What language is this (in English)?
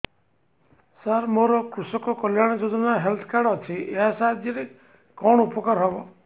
Odia